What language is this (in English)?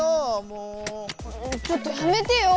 Japanese